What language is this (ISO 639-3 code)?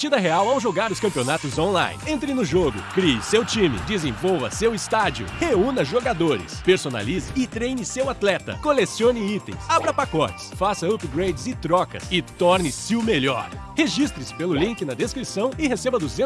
por